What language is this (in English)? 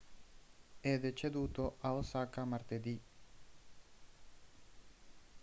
Italian